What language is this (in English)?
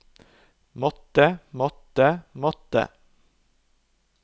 Norwegian